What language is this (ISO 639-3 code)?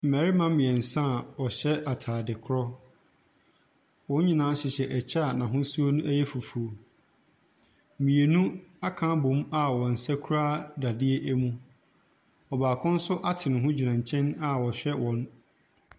aka